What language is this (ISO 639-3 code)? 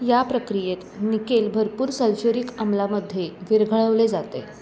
mar